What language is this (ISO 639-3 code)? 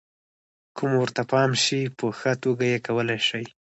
pus